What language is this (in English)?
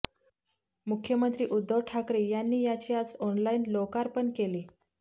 Marathi